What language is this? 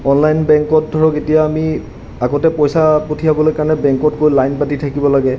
Assamese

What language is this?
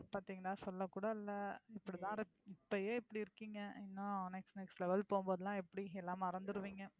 Tamil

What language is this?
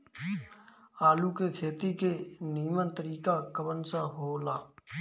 Bhojpuri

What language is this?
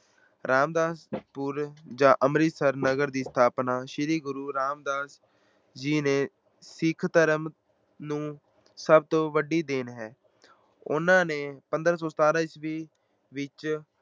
Punjabi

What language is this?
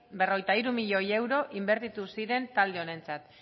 Basque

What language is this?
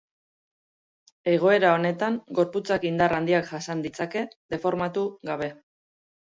Basque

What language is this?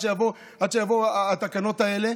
Hebrew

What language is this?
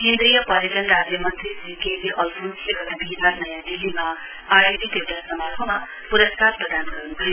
Nepali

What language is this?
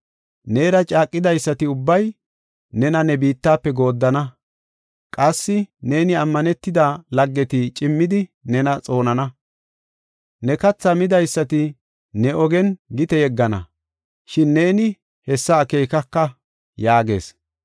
Gofa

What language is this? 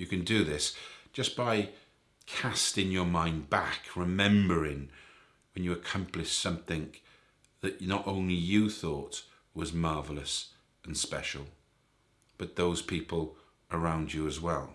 English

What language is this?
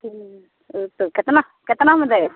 Maithili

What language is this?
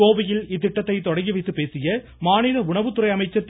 Tamil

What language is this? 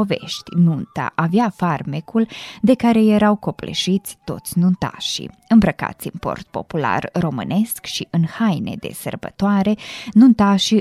Romanian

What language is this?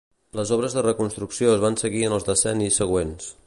Catalan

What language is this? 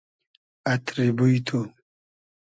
Hazaragi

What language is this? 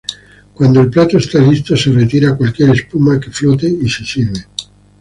Spanish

